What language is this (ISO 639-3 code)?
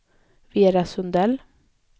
swe